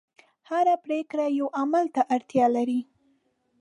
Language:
Pashto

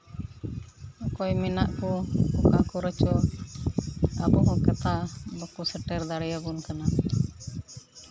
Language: Santali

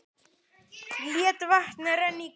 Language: Icelandic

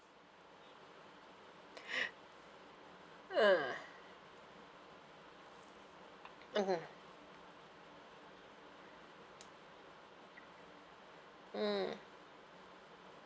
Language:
English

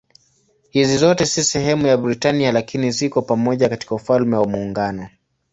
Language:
Swahili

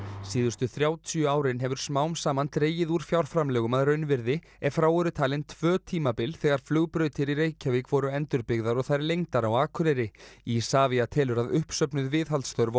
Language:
Icelandic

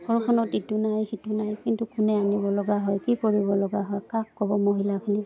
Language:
Assamese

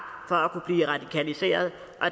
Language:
Danish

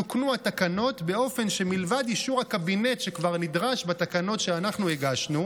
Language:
Hebrew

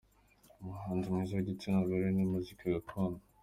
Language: Kinyarwanda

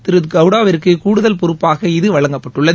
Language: Tamil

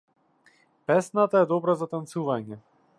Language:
Macedonian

